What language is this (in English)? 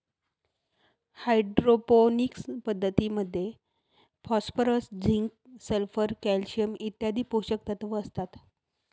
Marathi